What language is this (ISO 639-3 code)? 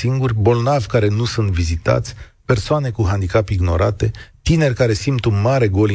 ron